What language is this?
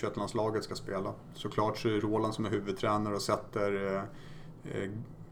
Swedish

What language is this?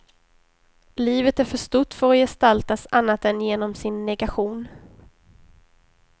Swedish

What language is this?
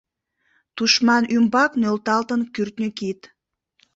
Mari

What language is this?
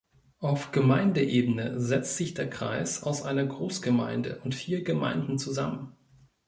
German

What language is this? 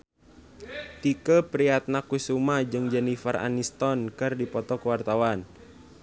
Sundanese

